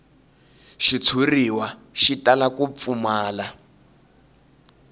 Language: Tsonga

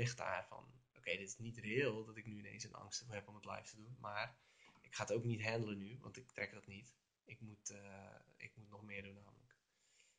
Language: Dutch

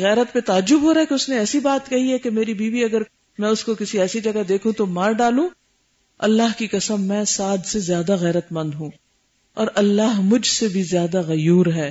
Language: Urdu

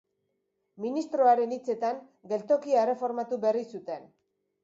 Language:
Basque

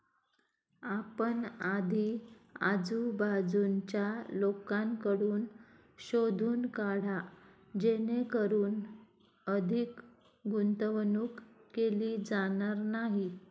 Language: Marathi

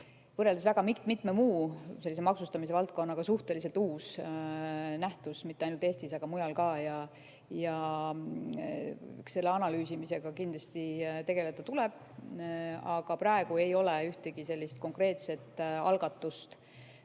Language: Estonian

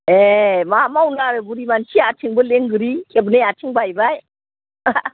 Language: Bodo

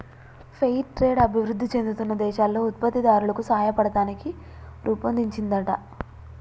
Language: Telugu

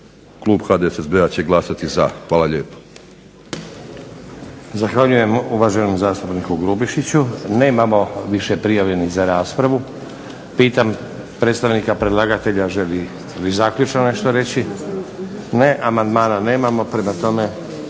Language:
Croatian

